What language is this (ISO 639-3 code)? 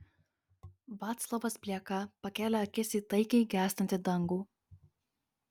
lit